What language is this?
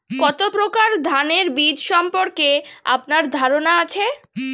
Bangla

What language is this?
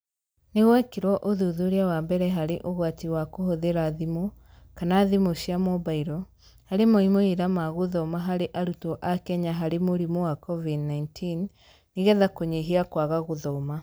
Kikuyu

